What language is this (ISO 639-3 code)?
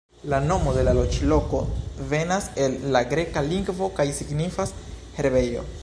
epo